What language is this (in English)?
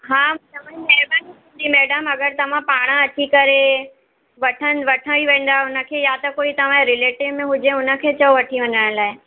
Sindhi